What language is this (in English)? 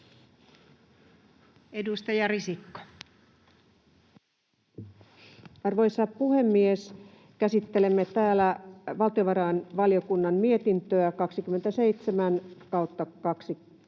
Finnish